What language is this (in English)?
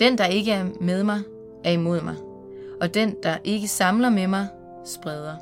Danish